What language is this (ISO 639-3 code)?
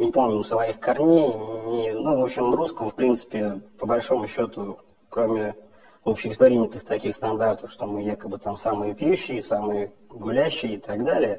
rus